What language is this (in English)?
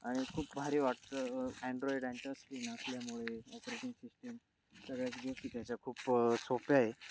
Marathi